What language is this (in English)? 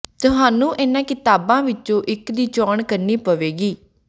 Punjabi